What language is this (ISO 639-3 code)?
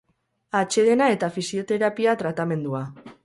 eus